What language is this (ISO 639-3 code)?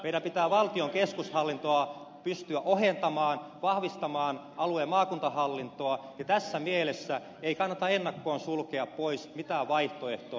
fin